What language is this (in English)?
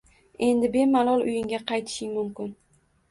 Uzbek